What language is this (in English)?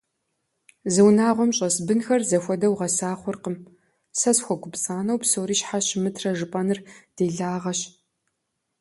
Kabardian